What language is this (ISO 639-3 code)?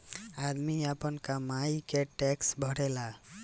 bho